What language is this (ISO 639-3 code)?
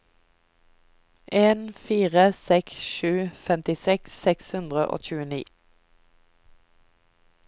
nor